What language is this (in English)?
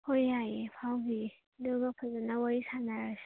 Manipuri